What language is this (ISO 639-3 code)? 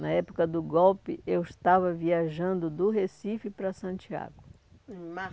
por